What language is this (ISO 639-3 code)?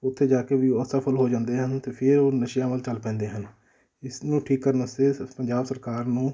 pan